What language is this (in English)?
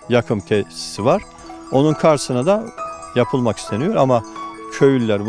Turkish